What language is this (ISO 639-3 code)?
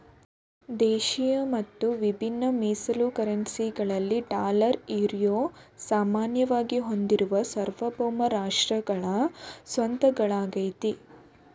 kan